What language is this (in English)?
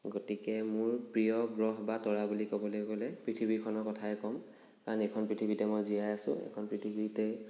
Assamese